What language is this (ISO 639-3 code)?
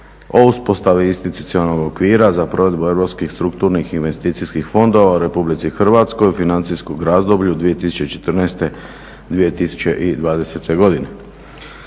hrv